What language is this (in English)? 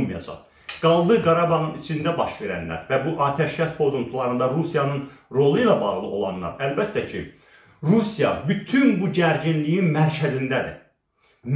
Turkish